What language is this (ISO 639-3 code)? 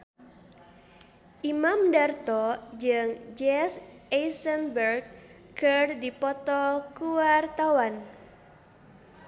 sun